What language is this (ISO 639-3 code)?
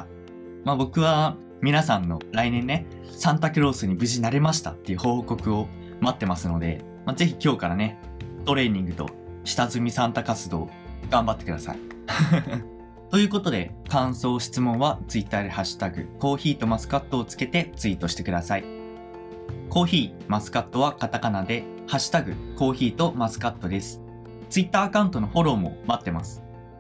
jpn